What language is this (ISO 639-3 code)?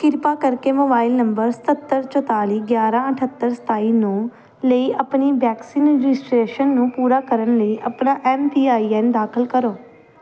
pan